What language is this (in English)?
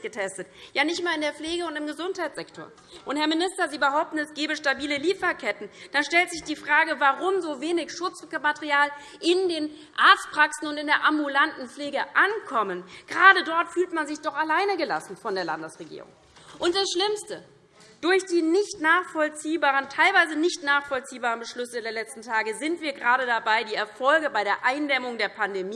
German